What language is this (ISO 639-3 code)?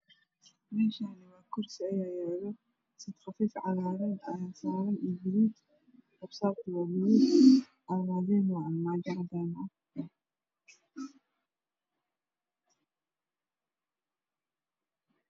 som